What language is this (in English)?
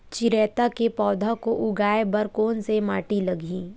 Chhattisgarhi